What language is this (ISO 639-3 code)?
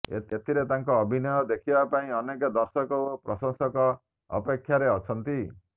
ori